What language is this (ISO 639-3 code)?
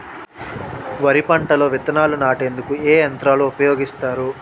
tel